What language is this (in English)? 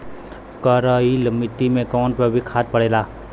Bhojpuri